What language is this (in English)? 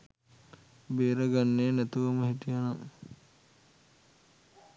Sinhala